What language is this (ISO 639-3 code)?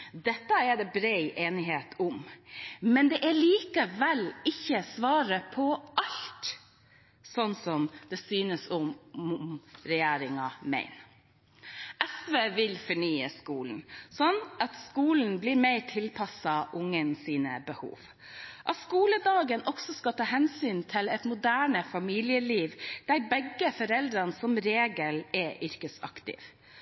nob